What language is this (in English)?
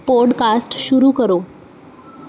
Punjabi